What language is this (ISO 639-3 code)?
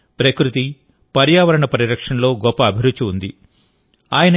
tel